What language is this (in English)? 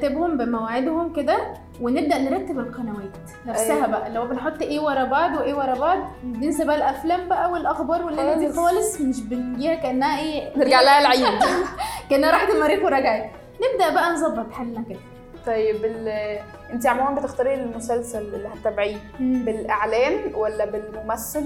Arabic